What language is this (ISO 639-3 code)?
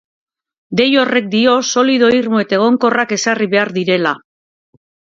eus